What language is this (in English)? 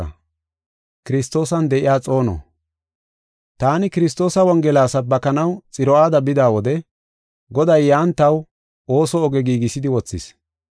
Gofa